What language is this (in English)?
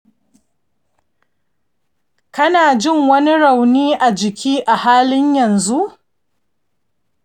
Hausa